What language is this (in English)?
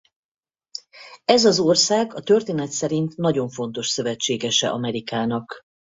Hungarian